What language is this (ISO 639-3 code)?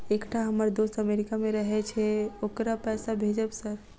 mai